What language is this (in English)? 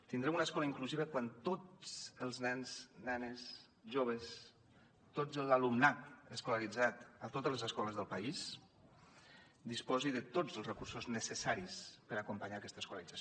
Catalan